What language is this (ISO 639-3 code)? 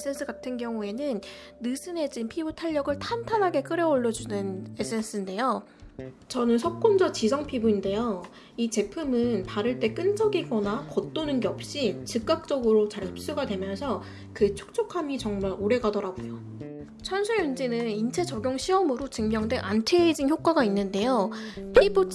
kor